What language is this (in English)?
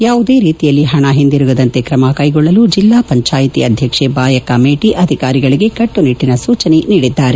Kannada